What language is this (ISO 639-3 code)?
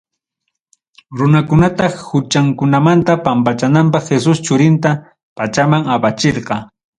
quy